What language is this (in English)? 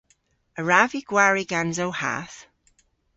Cornish